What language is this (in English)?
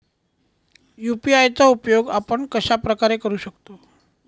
Marathi